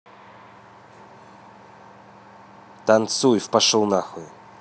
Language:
Russian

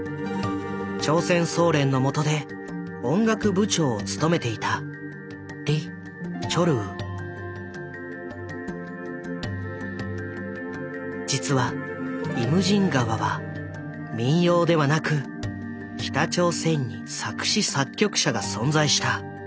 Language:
Japanese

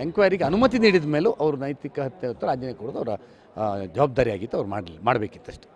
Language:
Kannada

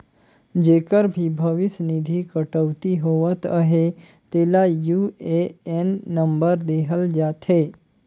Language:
Chhattisgarhi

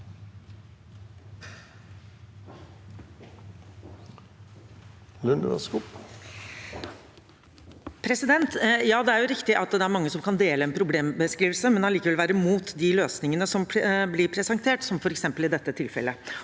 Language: Norwegian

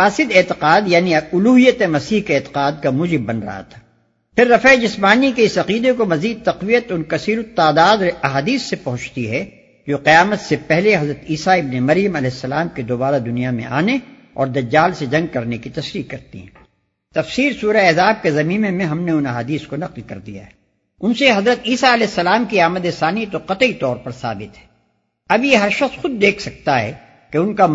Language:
Urdu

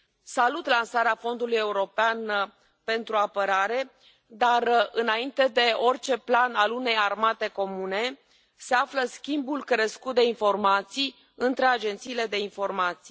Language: Romanian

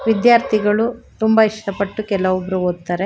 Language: Kannada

